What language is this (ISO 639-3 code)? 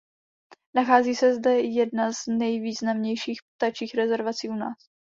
ces